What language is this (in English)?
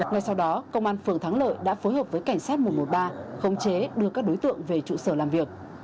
Vietnamese